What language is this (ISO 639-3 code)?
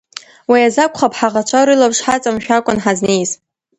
abk